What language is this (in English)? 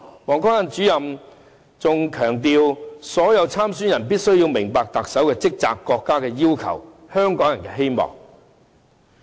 Cantonese